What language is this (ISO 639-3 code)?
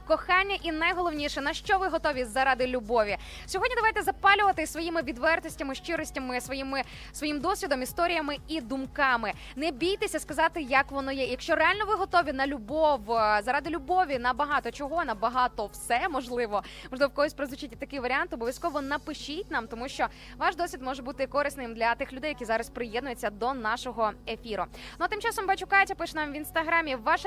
ukr